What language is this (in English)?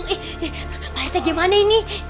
Indonesian